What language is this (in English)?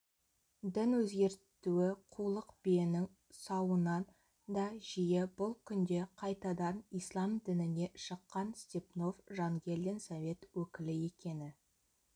Kazakh